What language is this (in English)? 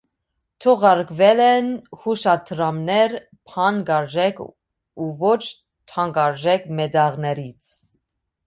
Armenian